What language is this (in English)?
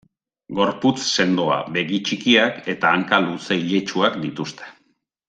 Basque